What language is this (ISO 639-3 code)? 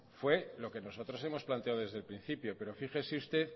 spa